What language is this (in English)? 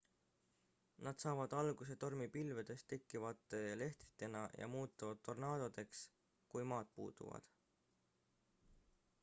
Estonian